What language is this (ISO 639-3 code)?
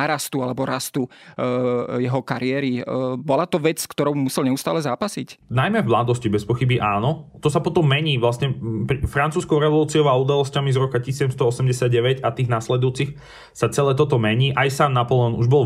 slk